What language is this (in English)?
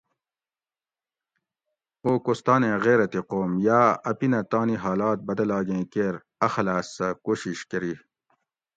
Gawri